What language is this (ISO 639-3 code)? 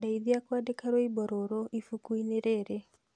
kik